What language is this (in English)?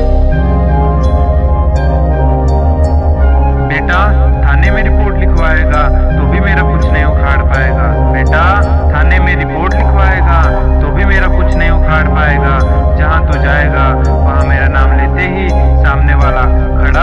Hindi